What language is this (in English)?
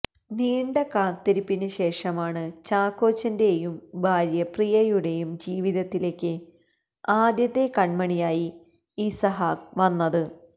Malayalam